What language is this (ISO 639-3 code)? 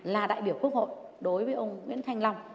vie